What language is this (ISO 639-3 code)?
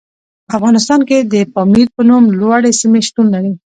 pus